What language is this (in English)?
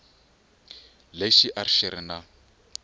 Tsonga